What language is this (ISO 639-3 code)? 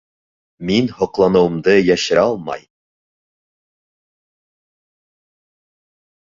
bak